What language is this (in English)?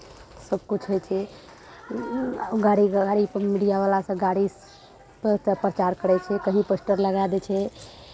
Maithili